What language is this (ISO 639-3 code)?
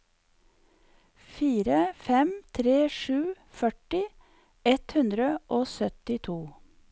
nor